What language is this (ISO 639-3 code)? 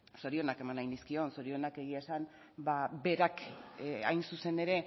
eus